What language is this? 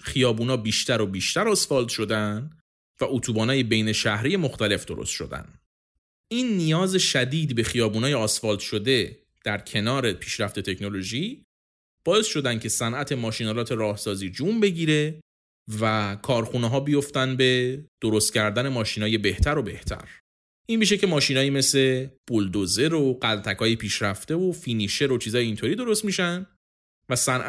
Persian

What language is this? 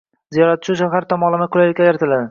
Uzbek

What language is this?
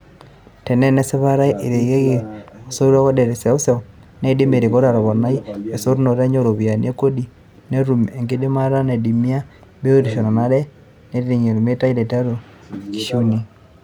Masai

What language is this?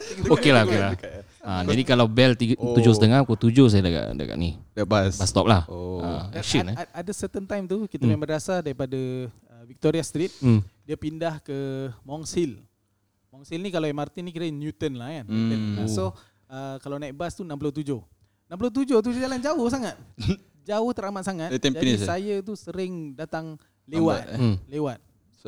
Malay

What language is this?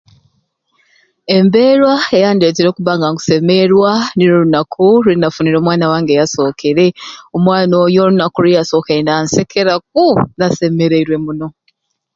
Ruuli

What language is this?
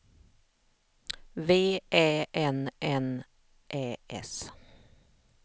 Swedish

